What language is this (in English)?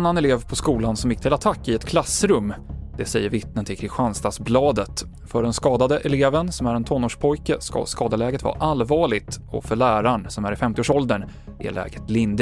Swedish